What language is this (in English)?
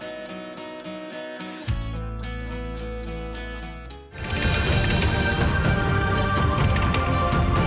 Indonesian